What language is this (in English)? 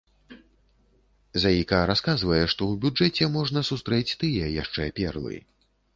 Belarusian